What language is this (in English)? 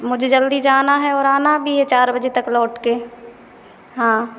Hindi